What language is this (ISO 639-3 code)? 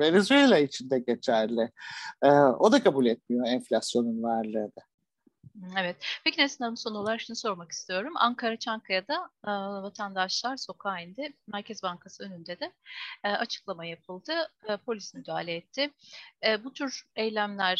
tur